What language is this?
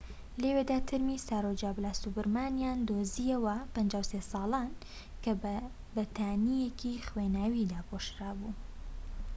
Central Kurdish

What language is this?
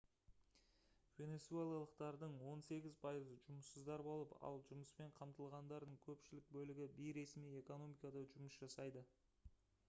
Kazakh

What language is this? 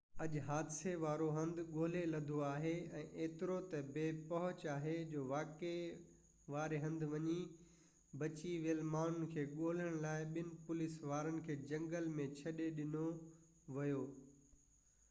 Sindhi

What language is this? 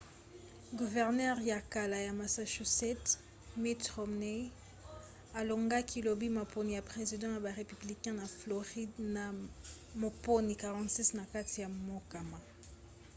Lingala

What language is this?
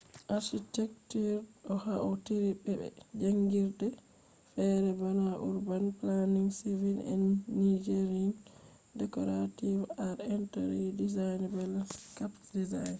Fula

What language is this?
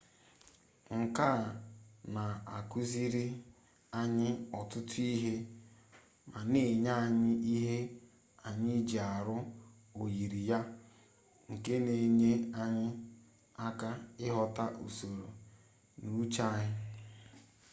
Igbo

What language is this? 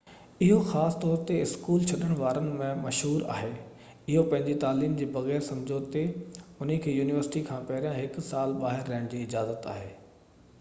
Sindhi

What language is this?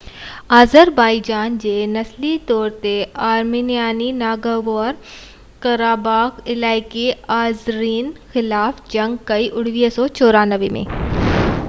Sindhi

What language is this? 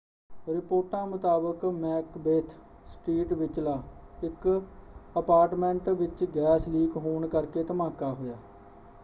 Punjabi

